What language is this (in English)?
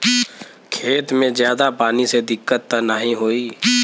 Bhojpuri